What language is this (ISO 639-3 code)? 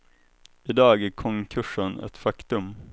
swe